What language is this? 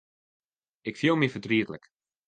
Western Frisian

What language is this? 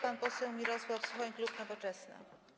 Polish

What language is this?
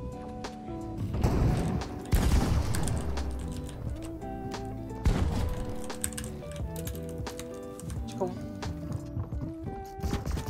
German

